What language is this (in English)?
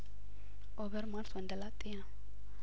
Amharic